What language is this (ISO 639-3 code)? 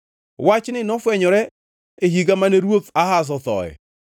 luo